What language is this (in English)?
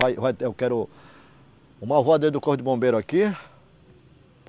Portuguese